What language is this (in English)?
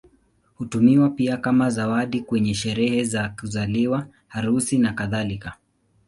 Swahili